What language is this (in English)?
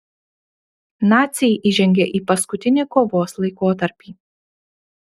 Lithuanian